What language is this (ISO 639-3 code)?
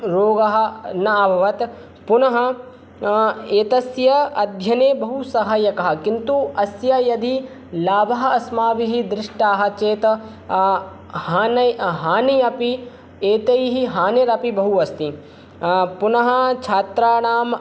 san